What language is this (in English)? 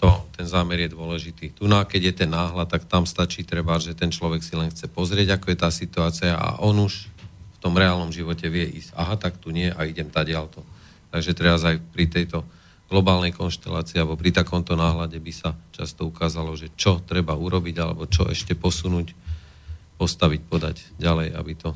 Slovak